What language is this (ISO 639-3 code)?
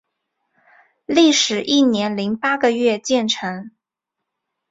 zho